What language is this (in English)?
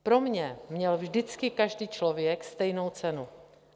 Czech